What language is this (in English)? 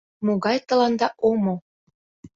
Mari